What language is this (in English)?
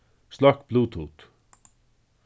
Faroese